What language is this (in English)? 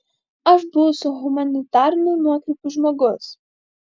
Lithuanian